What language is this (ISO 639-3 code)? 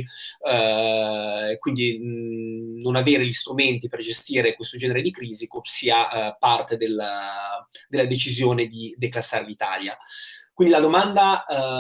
ita